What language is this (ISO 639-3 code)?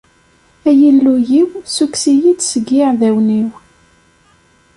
kab